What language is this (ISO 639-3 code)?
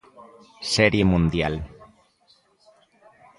glg